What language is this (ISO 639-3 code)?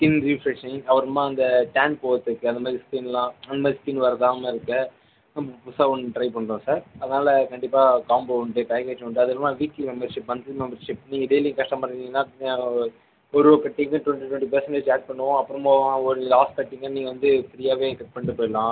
tam